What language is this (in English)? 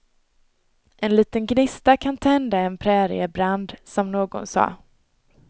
Swedish